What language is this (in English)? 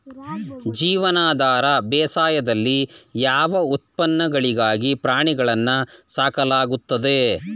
Kannada